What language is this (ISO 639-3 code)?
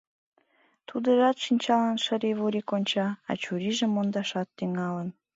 chm